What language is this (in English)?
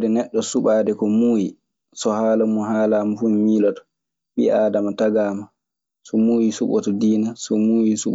Maasina Fulfulde